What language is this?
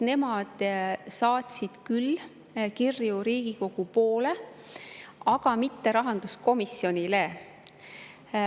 Estonian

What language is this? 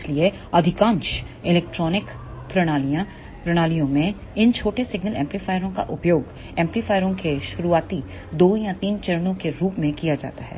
Hindi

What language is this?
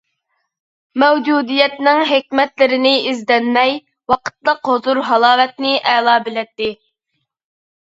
Uyghur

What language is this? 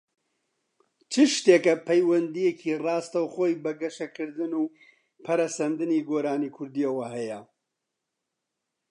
Central Kurdish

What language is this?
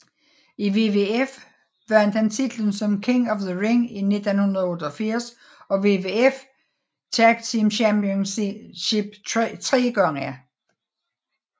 Danish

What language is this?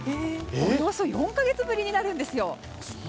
Japanese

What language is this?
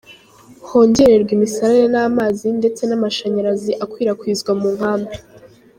Kinyarwanda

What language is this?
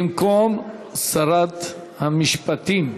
Hebrew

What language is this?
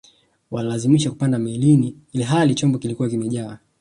Swahili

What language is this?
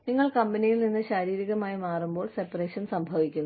Malayalam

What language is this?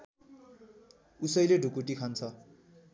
Nepali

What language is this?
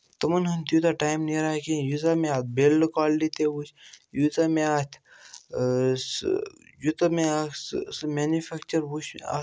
Kashmiri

